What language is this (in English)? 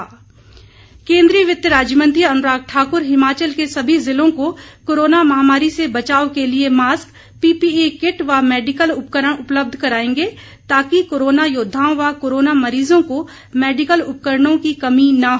Hindi